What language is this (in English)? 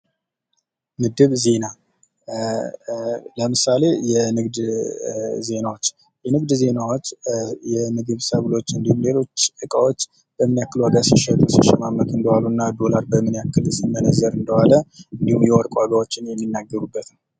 Amharic